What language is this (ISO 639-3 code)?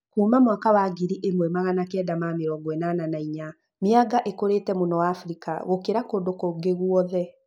kik